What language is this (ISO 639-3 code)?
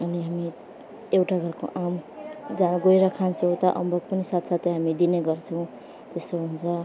nep